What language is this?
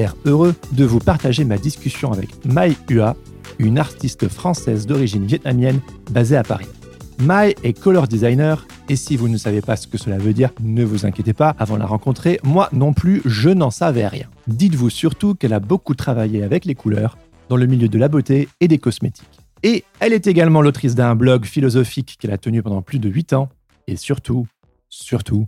French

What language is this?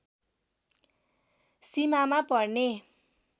Nepali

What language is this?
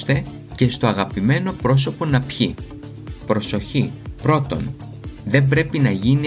Greek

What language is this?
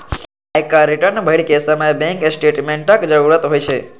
Maithili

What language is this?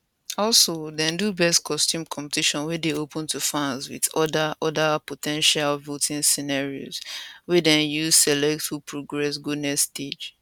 Nigerian Pidgin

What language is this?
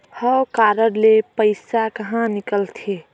Chhattisgarhi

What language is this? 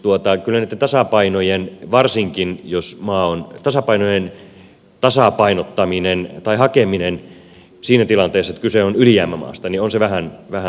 Finnish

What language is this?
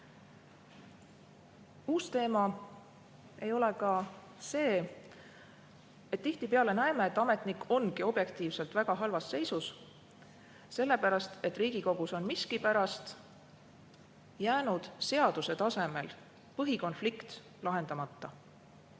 Estonian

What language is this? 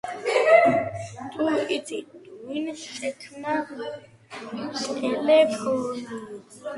Georgian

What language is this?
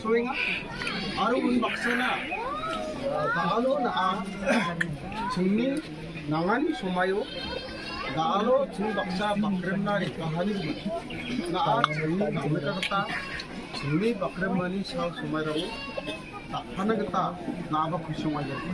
Arabic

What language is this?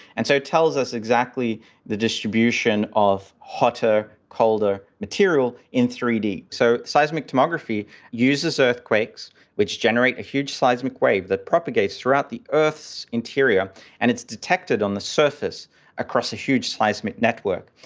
English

